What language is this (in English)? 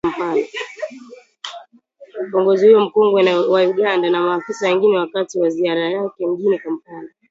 Swahili